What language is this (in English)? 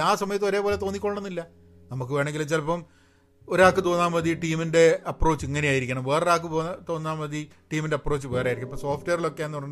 Malayalam